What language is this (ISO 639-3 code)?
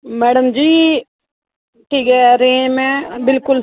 doi